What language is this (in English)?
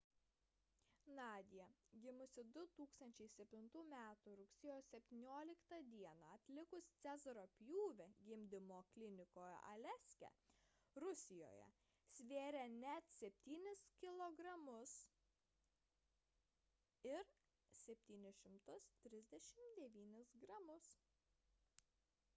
Lithuanian